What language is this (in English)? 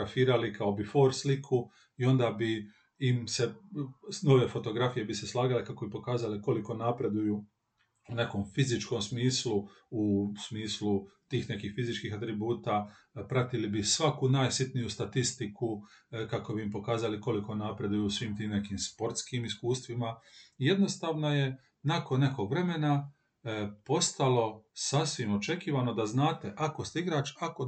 Croatian